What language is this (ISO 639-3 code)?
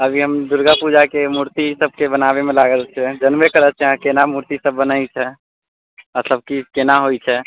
mai